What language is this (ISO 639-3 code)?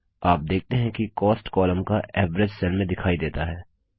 hin